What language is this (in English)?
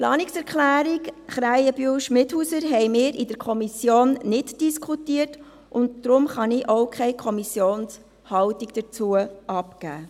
Swiss German